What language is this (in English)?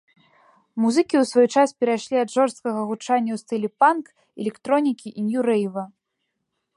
Belarusian